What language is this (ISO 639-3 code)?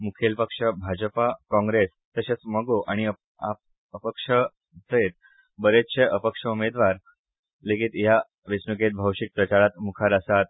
kok